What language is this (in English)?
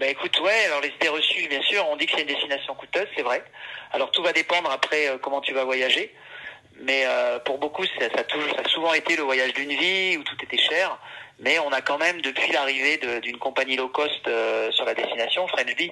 French